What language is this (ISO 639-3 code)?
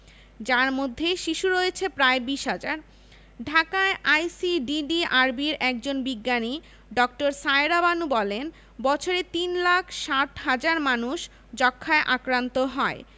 ben